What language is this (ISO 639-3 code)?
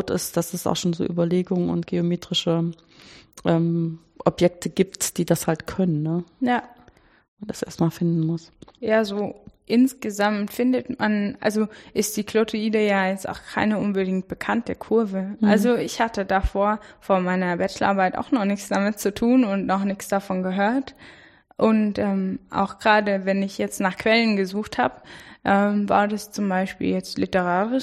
deu